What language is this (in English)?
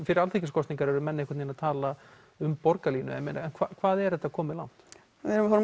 Icelandic